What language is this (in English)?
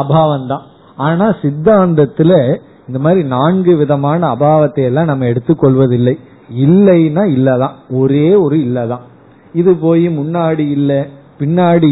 Tamil